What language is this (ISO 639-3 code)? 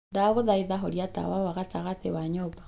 kik